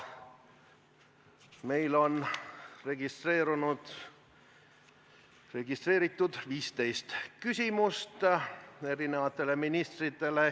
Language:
Estonian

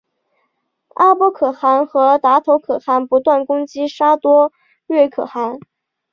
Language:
Chinese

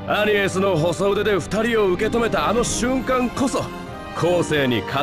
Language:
Japanese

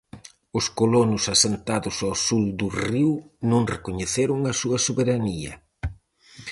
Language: Galician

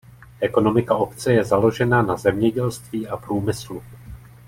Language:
Czech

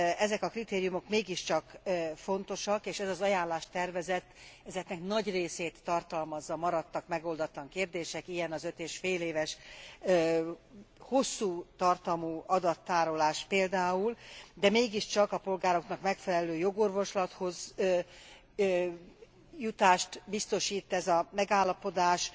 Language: Hungarian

